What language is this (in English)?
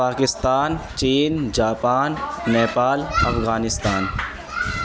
Urdu